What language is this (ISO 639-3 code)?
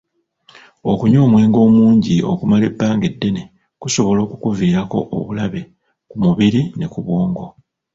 lug